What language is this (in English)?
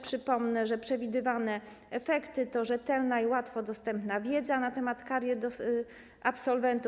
Polish